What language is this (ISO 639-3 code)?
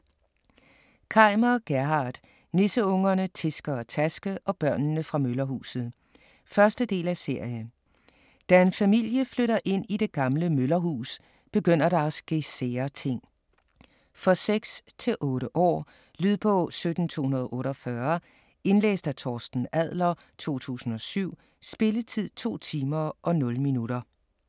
dan